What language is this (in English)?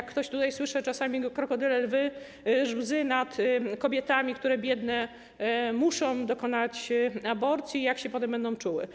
Polish